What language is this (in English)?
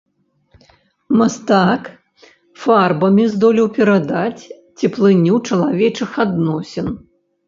Belarusian